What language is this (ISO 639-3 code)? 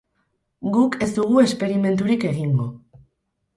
eus